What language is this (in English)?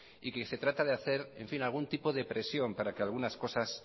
Spanish